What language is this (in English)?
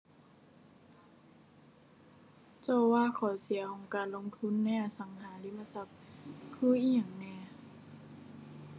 Thai